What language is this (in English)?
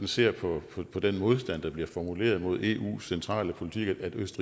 Danish